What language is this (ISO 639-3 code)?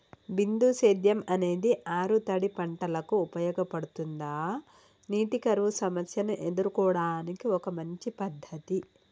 tel